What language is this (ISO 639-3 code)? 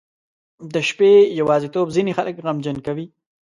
pus